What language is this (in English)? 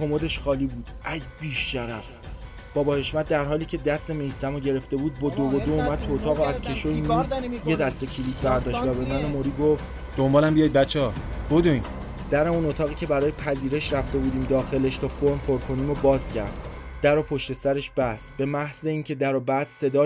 Persian